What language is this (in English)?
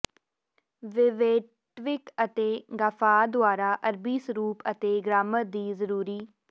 Punjabi